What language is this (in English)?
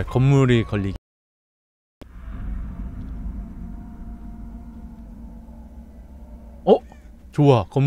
Korean